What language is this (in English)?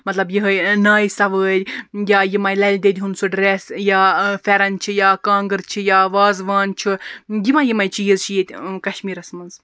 Kashmiri